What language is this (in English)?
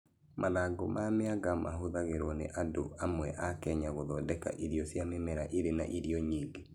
Kikuyu